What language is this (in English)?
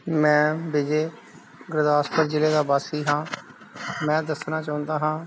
Punjabi